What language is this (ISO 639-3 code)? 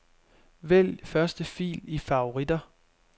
dan